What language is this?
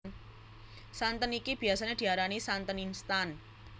Javanese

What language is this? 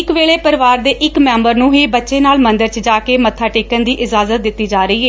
Punjabi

